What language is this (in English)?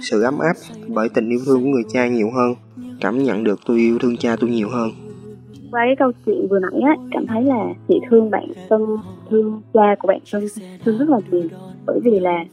Vietnamese